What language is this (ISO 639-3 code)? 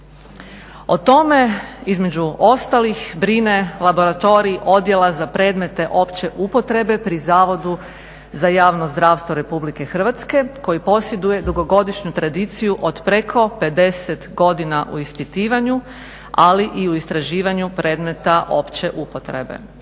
hrv